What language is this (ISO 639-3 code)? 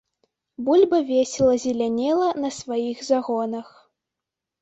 bel